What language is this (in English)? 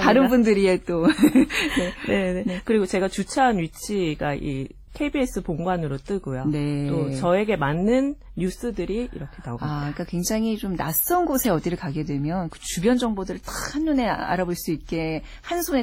Korean